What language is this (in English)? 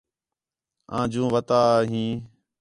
Khetrani